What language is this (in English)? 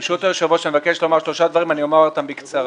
Hebrew